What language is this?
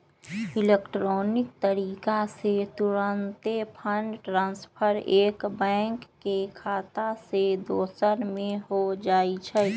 Magahi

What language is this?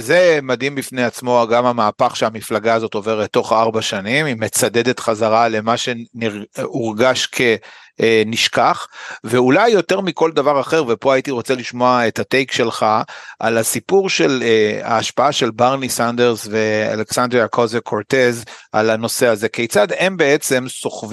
Hebrew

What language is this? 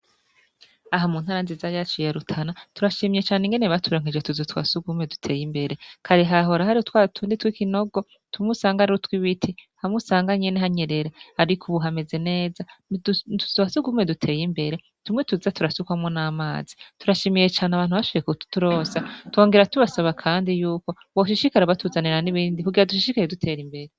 Rundi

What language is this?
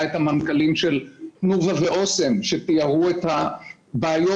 Hebrew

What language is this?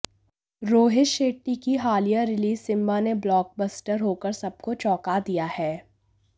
Hindi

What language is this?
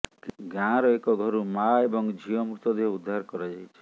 Odia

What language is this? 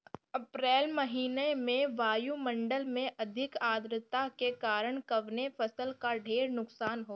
Bhojpuri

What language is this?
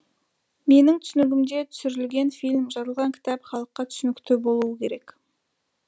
Kazakh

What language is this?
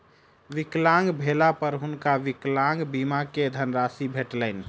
Maithili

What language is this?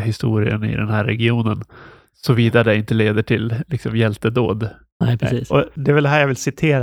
Swedish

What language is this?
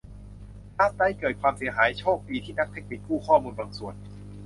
Thai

